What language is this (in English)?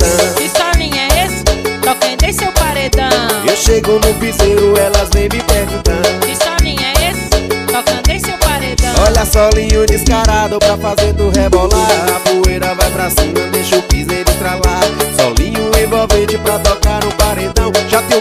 Romanian